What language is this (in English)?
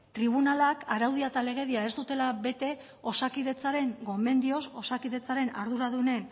Basque